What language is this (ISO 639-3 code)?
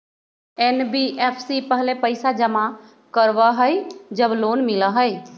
mag